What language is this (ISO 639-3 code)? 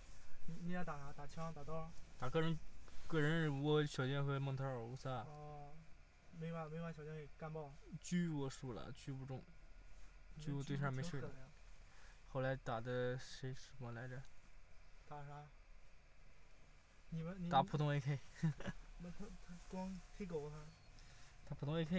zho